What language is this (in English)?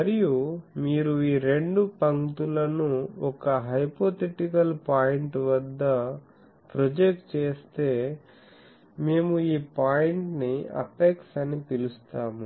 Telugu